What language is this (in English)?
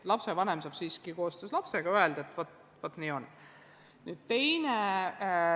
Estonian